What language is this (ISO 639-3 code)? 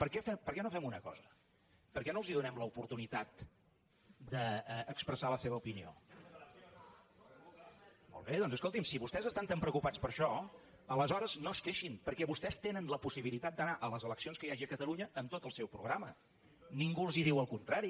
cat